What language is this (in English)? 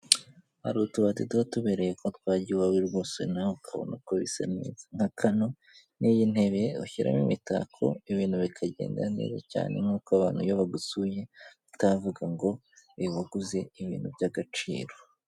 Kinyarwanda